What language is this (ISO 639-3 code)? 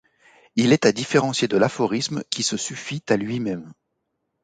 fra